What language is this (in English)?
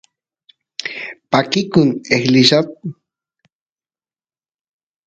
Santiago del Estero Quichua